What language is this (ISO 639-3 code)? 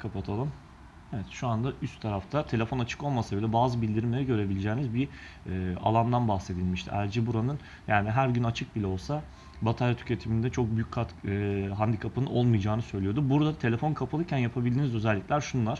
tur